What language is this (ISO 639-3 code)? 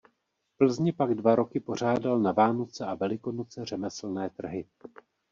ces